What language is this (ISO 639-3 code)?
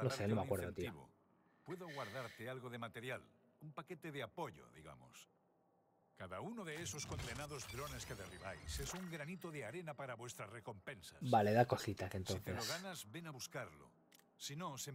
spa